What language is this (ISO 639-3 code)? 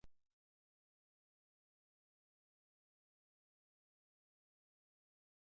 eus